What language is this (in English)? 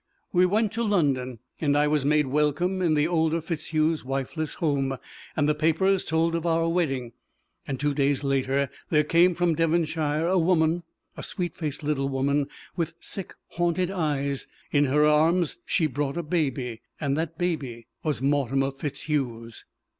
English